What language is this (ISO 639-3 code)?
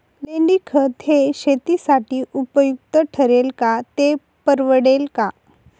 mar